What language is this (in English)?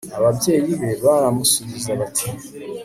Kinyarwanda